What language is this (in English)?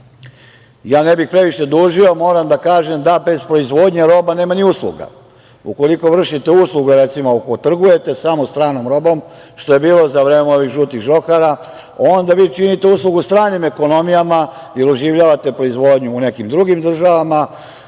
Serbian